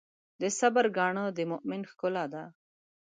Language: Pashto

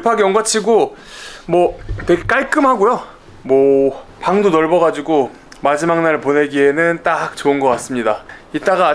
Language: Korean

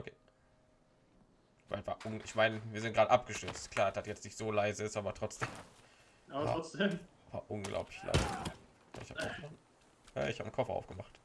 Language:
German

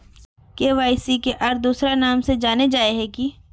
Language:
Magahi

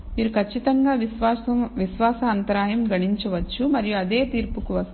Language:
Telugu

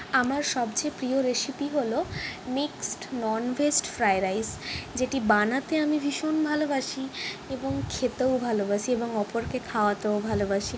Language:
Bangla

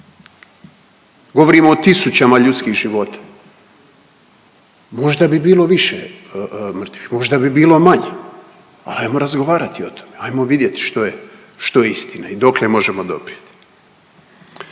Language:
Croatian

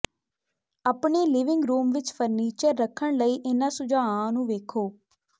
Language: Punjabi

